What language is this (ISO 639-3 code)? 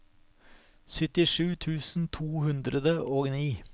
nor